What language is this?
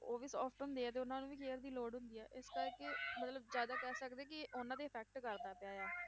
Punjabi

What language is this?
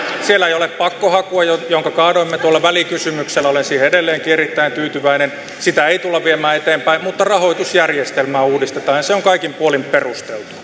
Finnish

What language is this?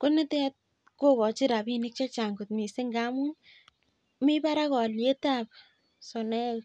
Kalenjin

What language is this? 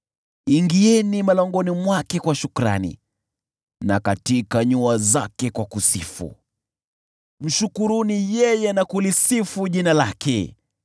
Swahili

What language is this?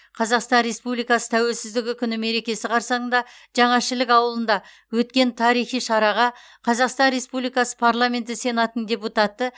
Kazakh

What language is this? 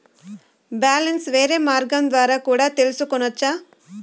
Telugu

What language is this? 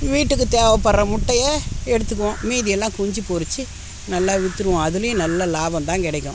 Tamil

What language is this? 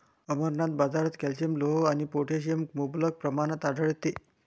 Marathi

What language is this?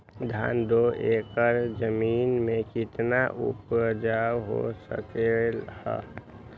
Magahi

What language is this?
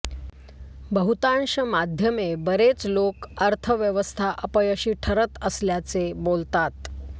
Marathi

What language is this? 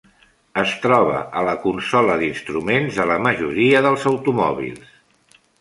Catalan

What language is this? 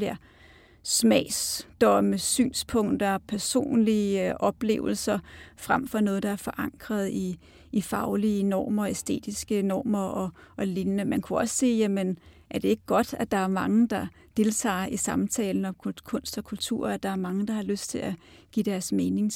Danish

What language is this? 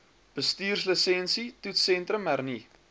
Afrikaans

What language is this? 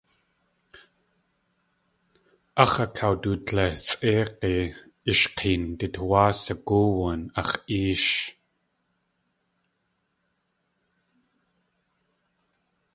Tlingit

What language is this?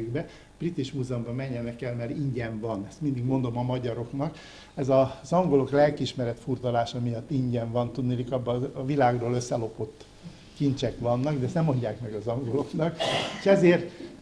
Hungarian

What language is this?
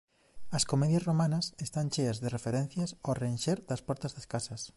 Galician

